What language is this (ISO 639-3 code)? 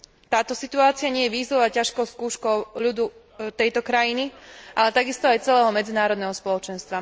slk